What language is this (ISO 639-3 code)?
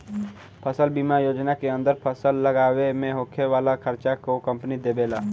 bho